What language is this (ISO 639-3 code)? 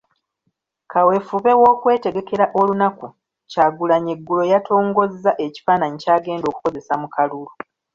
lug